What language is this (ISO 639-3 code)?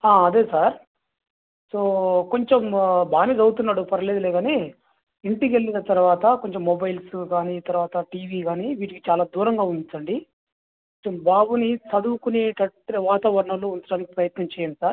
tel